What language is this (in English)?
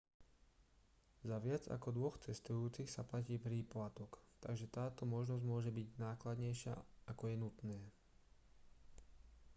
Slovak